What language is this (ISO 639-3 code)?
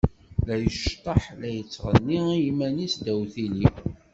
kab